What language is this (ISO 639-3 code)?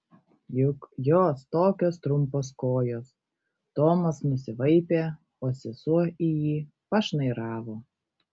lit